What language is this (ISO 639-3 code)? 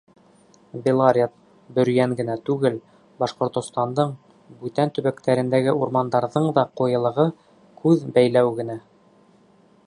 bak